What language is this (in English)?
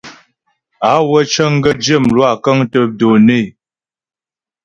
Ghomala